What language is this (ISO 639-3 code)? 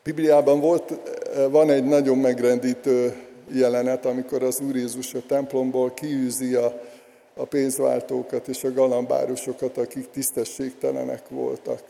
hun